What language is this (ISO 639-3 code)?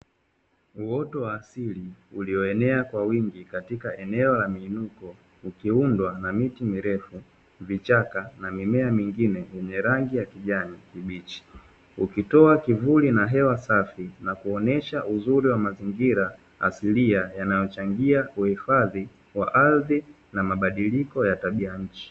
swa